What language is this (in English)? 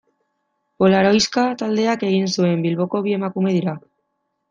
Basque